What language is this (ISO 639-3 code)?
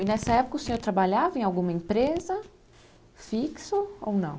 por